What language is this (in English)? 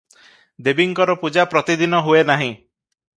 Odia